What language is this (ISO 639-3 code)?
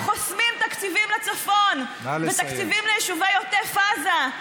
heb